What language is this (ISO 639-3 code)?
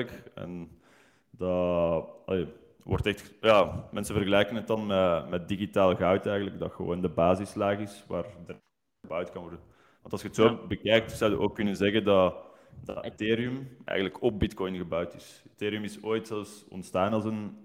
nld